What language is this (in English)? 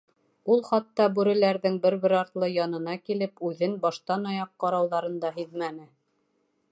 Bashkir